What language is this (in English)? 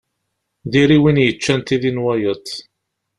Kabyle